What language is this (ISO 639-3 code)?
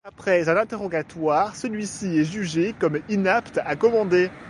fra